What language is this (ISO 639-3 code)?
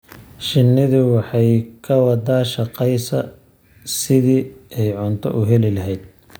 som